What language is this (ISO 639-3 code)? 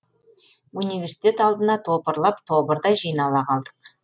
kaz